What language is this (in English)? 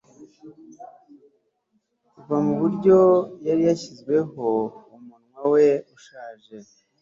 Kinyarwanda